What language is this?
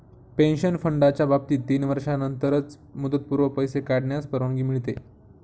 Marathi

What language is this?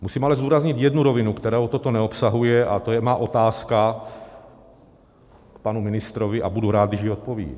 Czech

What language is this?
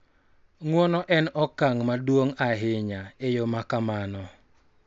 Luo (Kenya and Tanzania)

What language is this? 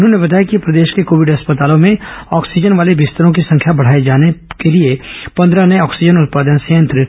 Hindi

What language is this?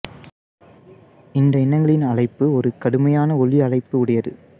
Tamil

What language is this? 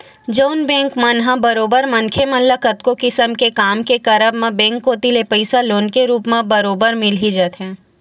Chhattisgarhi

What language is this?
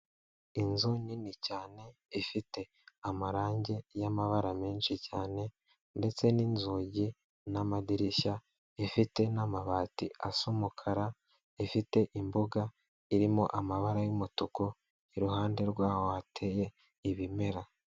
Kinyarwanda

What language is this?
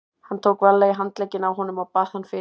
Icelandic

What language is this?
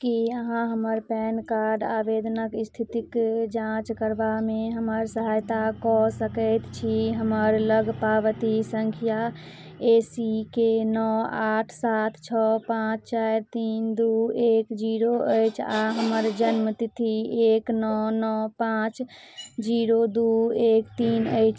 Maithili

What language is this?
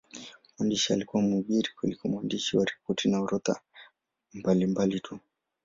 Swahili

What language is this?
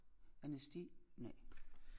Danish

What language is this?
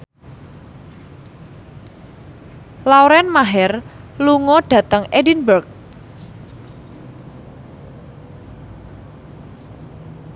Javanese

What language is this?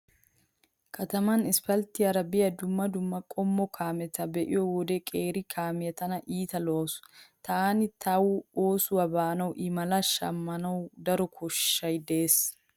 Wolaytta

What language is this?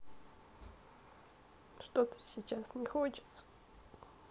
Russian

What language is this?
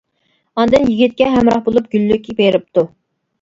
Uyghur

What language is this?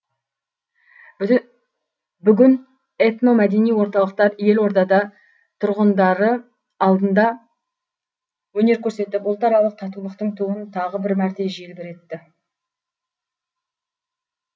Kazakh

